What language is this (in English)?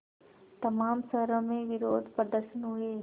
Hindi